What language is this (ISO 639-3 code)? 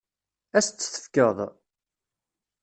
kab